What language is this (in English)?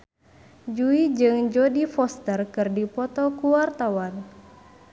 Sundanese